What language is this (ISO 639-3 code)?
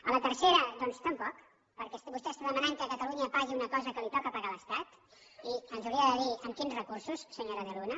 cat